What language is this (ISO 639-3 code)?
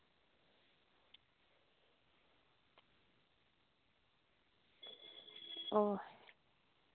sat